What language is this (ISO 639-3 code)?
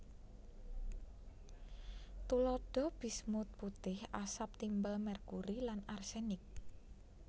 jav